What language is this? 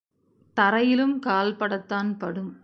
Tamil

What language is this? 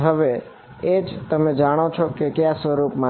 Gujarati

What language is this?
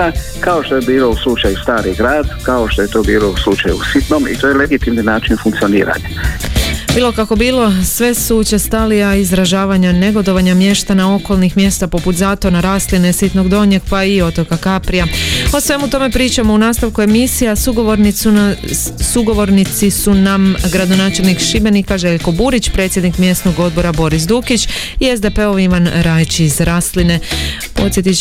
Croatian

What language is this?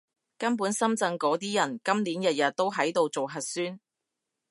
Cantonese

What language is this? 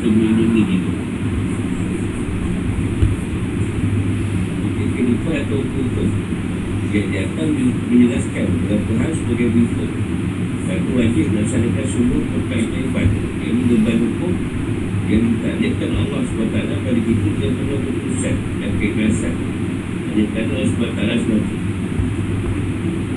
Malay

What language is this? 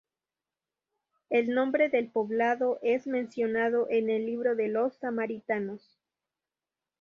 Spanish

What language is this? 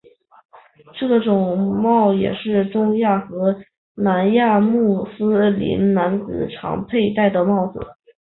Chinese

